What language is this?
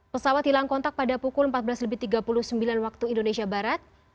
Indonesian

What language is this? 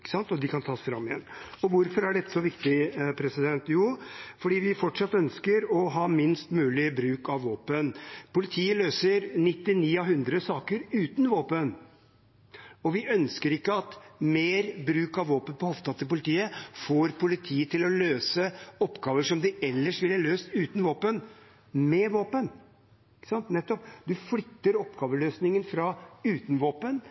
Norwegian Bokmål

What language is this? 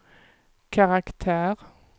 Swedish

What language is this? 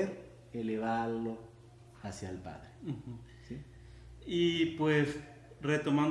Spanish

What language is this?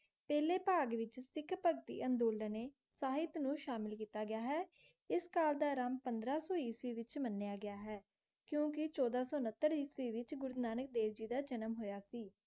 Punjabi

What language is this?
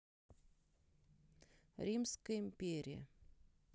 Russian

